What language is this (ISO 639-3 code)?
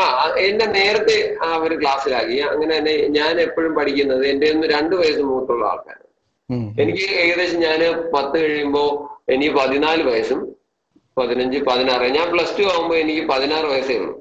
mal